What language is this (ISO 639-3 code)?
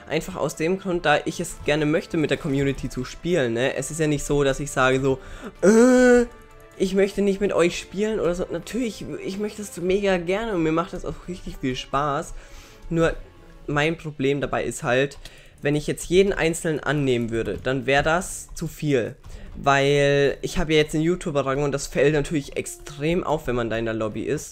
deu